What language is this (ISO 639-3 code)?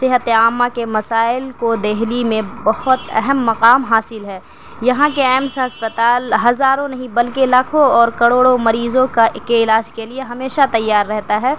urd